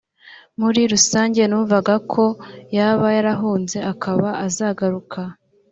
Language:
Kinyarwanda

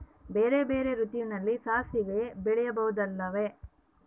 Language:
Kannada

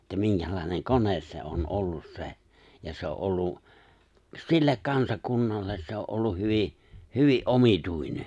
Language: Finnish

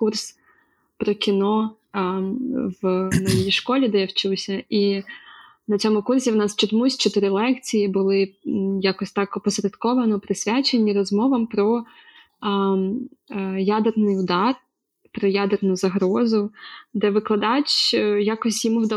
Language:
Ukrainian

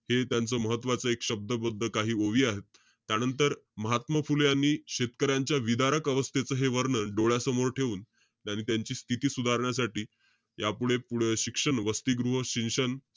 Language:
Marathi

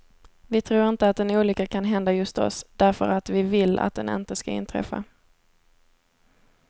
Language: Swedish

